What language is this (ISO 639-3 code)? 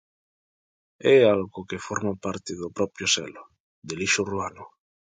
glg